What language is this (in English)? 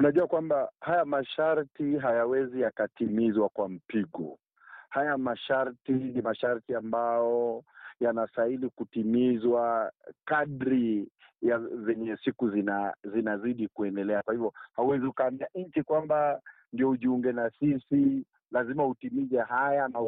Swahili